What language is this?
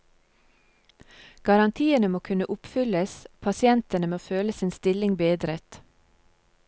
Norwegian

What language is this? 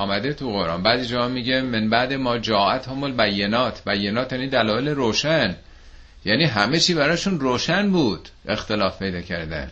Persian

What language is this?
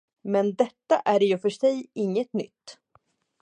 Swedish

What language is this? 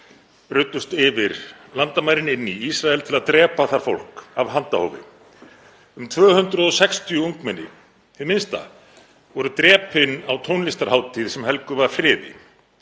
Icelandic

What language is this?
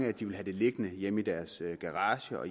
Danish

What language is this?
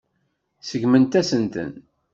Kabyle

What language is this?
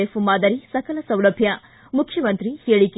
Kannada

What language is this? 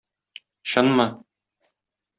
Tatar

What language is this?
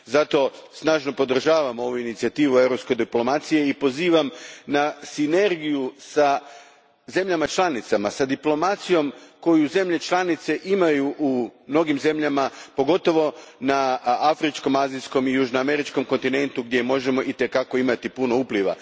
Croatian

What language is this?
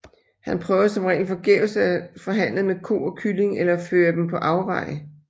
Danish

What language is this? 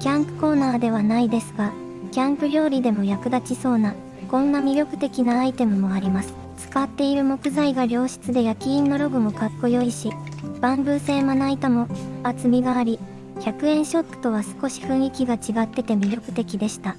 Japanese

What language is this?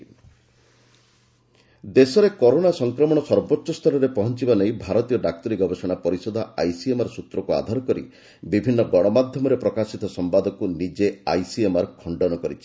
Odia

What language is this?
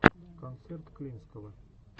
Russian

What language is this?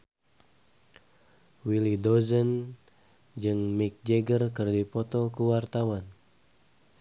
Sundanese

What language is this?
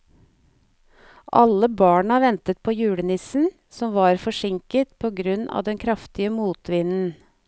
Norwegian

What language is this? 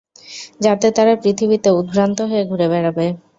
Bangla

